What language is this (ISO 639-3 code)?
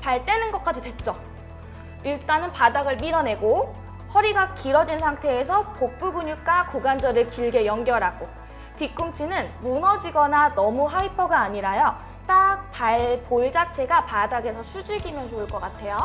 kor